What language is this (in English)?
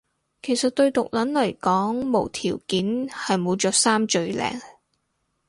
Cantonese